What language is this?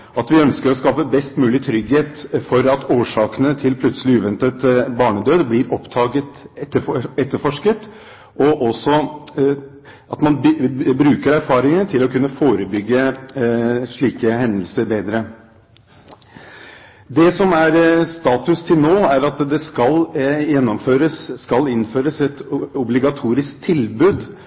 Norwegian Bokmål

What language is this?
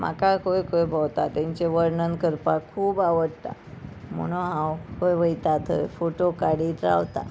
Konkani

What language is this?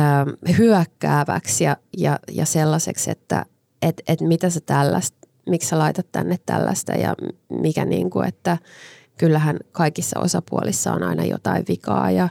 Finnish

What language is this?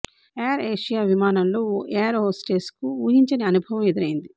Telugu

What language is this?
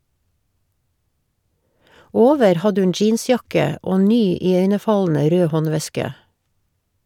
Norwegian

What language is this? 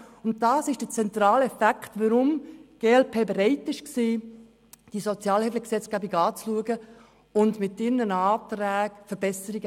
Swiss German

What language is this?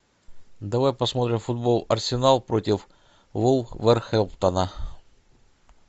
Russian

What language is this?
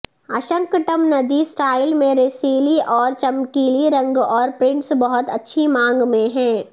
Urdu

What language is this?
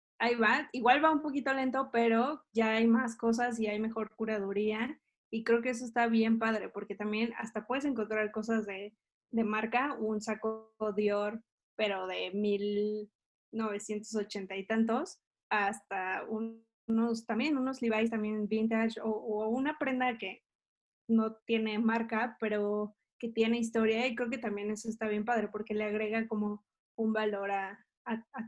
Spanish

